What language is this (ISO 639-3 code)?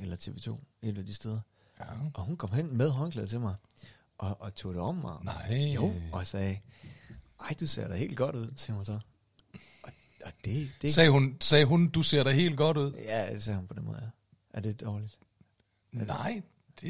dan